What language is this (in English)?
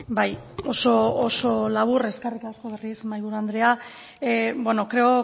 Basque